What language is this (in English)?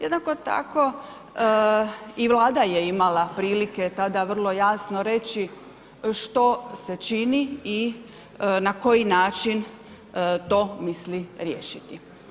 Croatian